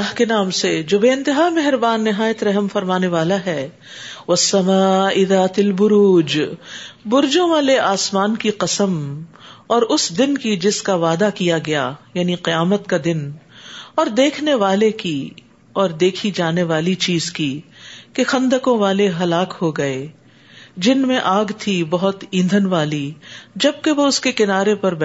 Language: Urdu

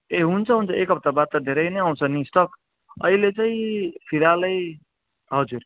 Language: Nepali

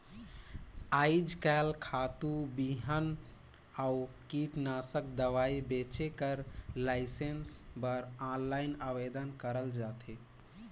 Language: Chhattisgarhi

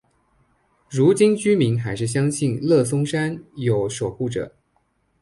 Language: Chinese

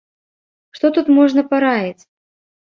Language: Belarusian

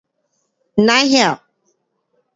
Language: Pu-Xian Chinese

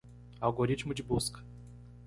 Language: Portuguese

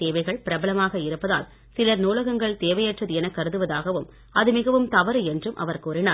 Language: Tamil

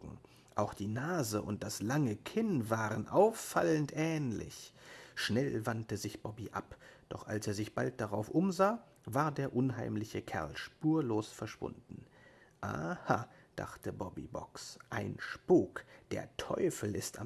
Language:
German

